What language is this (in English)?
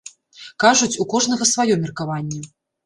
Belarusian